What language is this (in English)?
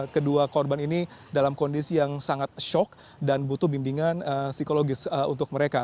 Indonesian